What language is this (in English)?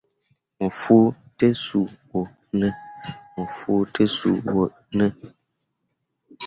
Mundang